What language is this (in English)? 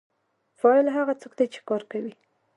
Pashto